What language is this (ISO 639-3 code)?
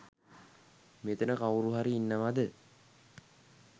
sin